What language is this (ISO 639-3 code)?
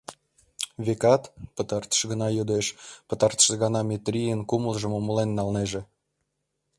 chm